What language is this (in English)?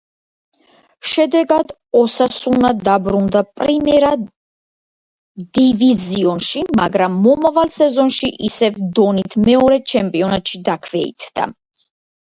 Georgian